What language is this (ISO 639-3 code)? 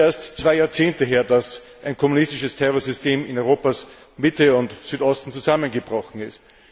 deu